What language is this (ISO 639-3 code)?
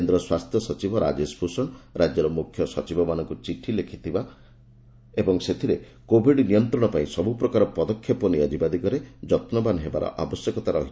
ori